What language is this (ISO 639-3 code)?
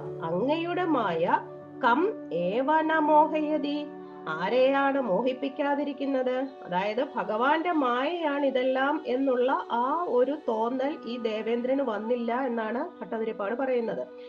mal